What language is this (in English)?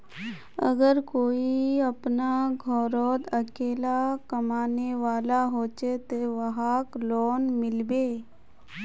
Magahi